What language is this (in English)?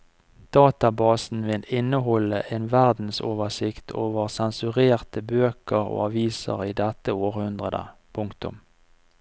Norwegian